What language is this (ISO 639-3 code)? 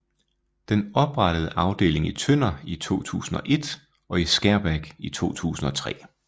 dan